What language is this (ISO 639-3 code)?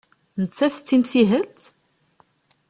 kab